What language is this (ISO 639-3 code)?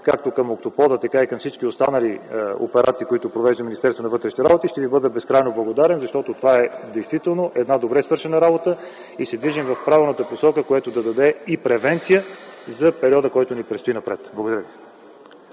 bul